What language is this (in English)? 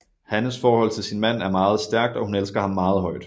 Danish